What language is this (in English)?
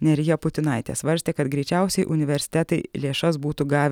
Lithuanian